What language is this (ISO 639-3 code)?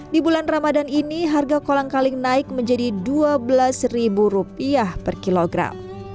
ind